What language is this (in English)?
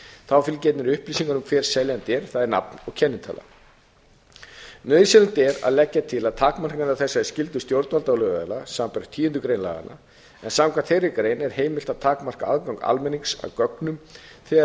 Icelandic